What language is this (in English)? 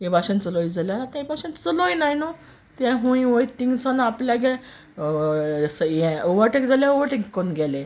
Konkani